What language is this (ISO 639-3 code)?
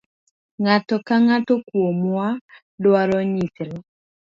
luo